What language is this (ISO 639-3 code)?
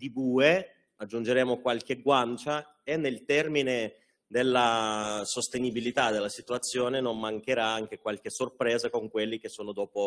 ita